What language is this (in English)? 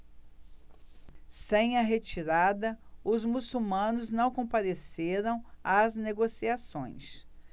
Portuguese